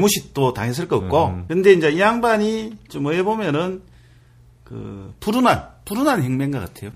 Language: Korean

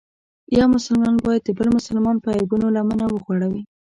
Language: Pashto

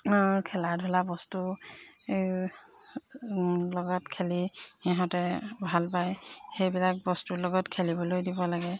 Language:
Assamese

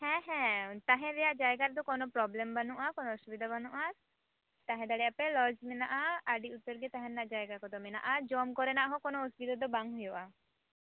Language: Santali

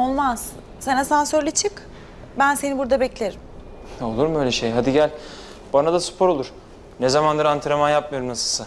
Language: Turkish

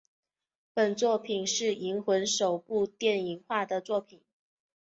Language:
Chinese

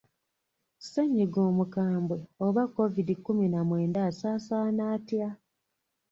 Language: Ganda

